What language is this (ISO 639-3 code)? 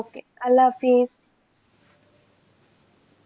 ben